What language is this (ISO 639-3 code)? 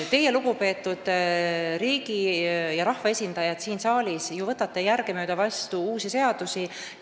est